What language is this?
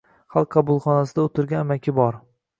Uzbek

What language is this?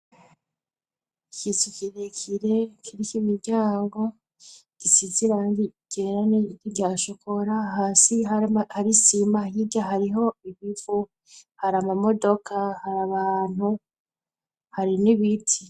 Rundi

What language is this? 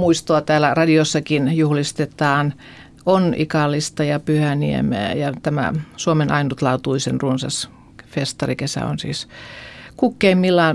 Finnish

